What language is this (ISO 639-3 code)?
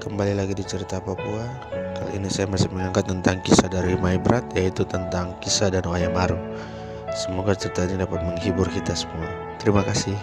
ind